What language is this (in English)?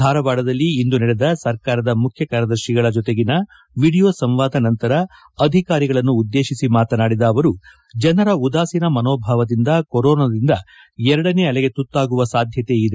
Kannada